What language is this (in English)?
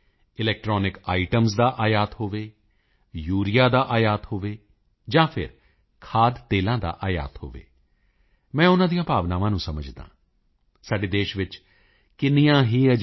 Punjabi